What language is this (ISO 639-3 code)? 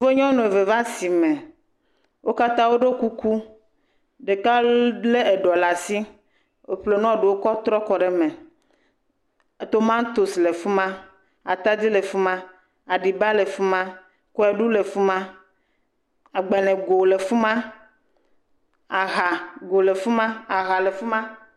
ewe